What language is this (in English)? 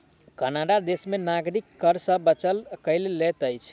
Maithili